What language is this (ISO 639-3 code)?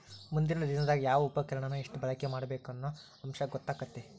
kan